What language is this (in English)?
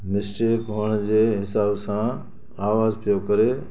Sindhi